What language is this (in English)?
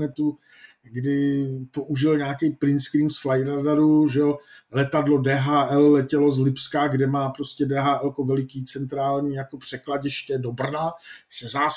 Czech